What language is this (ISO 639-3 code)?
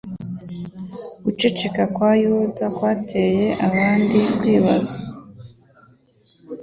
kin